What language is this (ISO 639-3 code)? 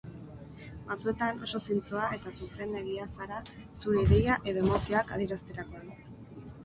eus